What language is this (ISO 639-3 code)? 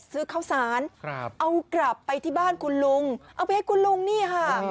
tha